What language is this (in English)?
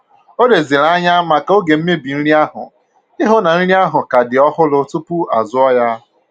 Igbo